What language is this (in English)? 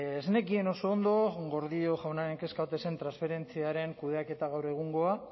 Basque